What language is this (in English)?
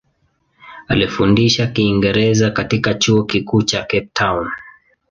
Swahili